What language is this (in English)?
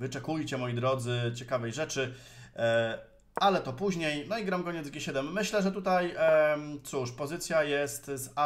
Polish